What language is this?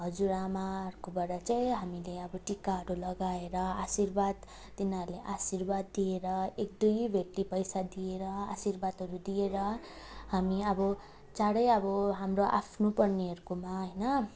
Nepali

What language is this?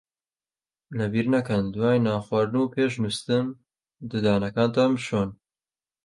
Central Kurdish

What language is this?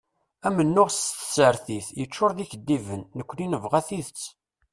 Kabyle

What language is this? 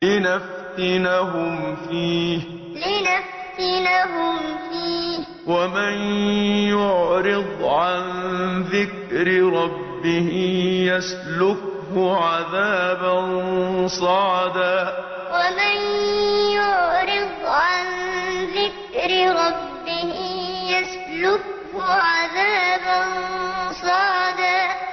Arabic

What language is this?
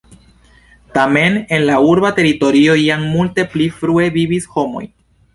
Esperanto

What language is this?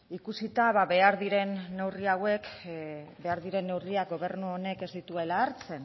Basque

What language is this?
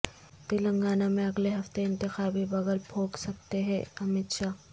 Urdu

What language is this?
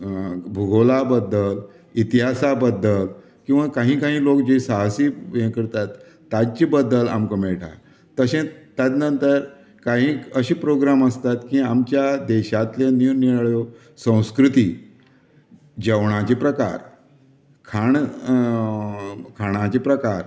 Konkani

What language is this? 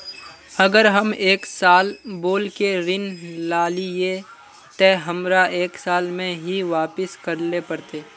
Magahi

